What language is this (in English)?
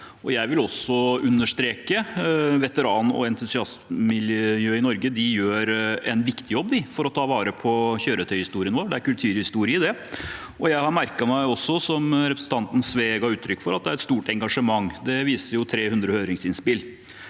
Norwegian